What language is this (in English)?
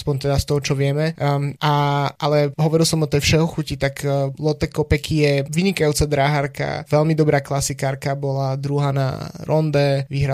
Slovak